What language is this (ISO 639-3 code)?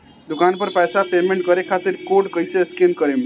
bho